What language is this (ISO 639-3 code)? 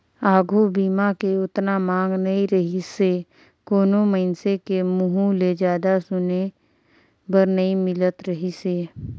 hne